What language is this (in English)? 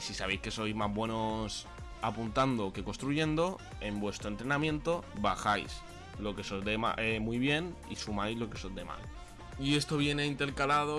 Spanish